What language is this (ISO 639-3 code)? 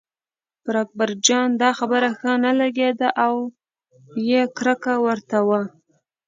pus